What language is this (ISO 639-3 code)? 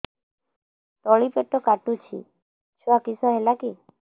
ori